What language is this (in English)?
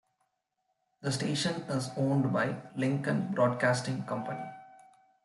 English